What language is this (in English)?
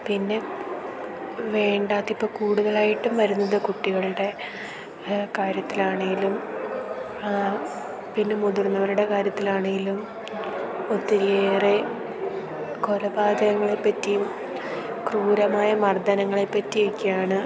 Malayalam